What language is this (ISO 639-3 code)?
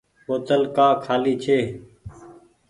gig